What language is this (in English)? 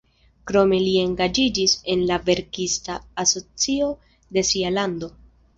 Esperanto